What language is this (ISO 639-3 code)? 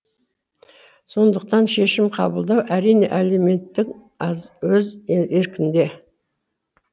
kaz